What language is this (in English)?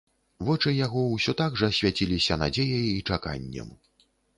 Belarusian